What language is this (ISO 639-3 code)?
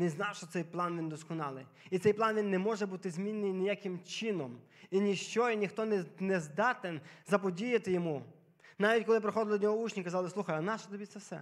ukr